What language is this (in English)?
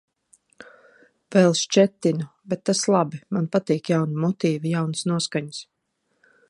Latvian